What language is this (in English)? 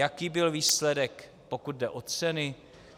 Czech